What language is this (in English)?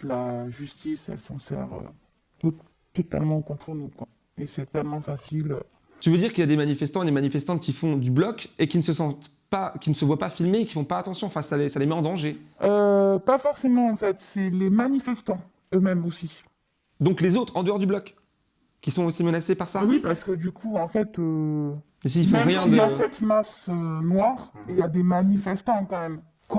French